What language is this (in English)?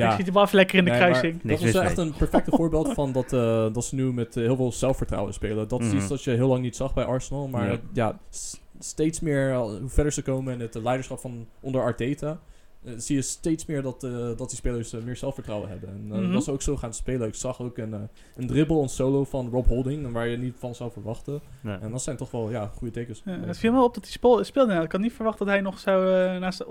Dutch